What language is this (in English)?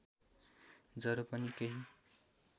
Nepali